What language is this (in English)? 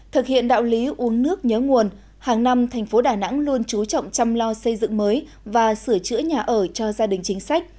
Vietnamese